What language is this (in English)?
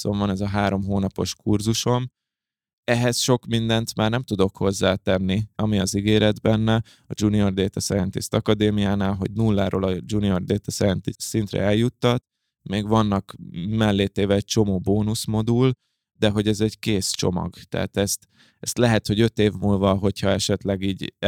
Hungarian